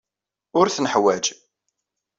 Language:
Kabyle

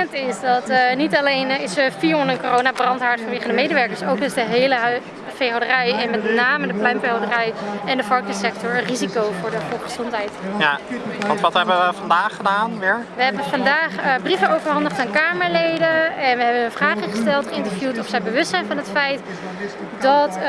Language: Dutch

